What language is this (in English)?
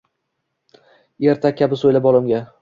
Uzbek